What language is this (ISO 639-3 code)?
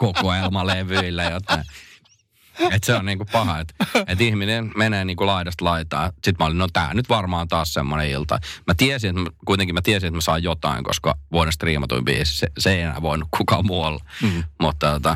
fin